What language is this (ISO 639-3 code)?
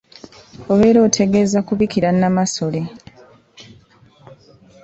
lug